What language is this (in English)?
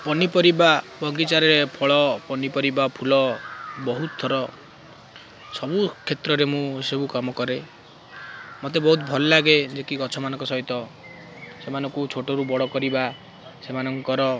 Odia